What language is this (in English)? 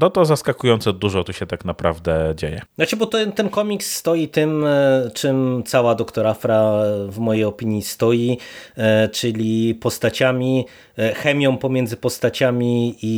Polish